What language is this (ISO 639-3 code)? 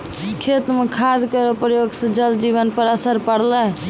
mai